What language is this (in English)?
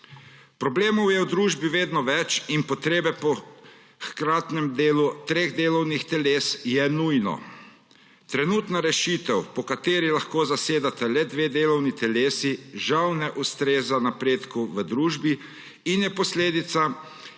Slovenian